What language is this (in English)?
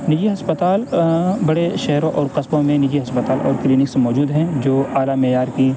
Urdu